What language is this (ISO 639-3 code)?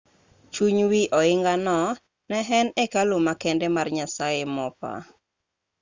luo